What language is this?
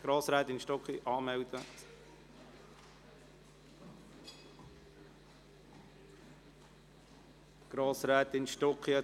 Swiss German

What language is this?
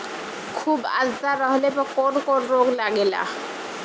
Bhojpuri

